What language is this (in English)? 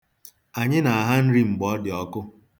Igbo